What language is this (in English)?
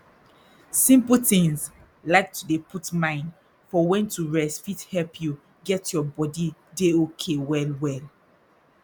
Nigerian Pidgin